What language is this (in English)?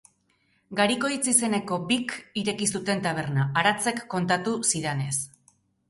Basque